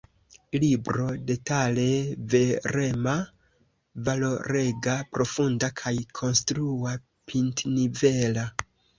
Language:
Esperanto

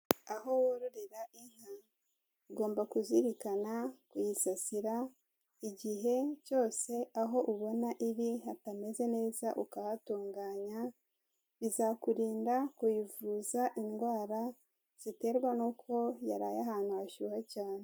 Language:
Kinyarwanda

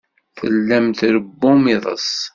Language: Kabyle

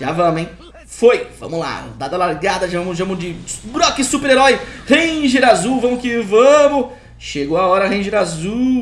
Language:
Portuguese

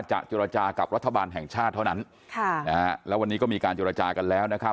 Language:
Thai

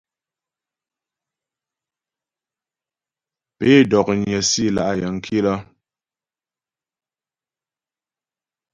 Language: Ghomala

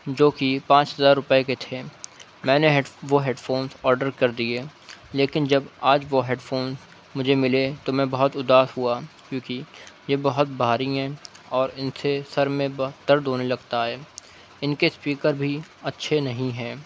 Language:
Urdu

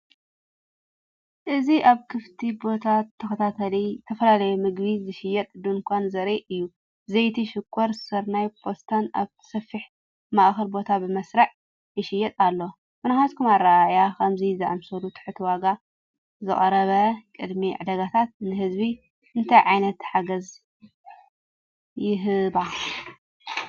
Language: Tigrinya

